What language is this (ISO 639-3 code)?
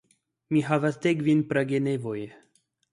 epo